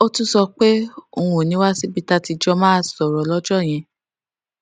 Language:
Yoruba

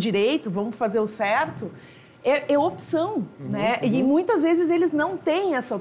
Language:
Portuguese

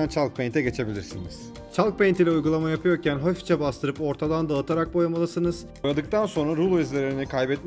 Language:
Turkish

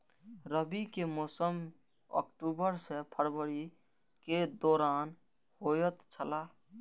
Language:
Maithili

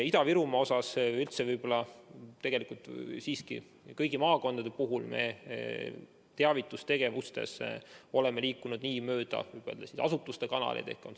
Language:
Estonian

